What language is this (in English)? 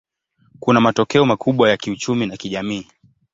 Swahili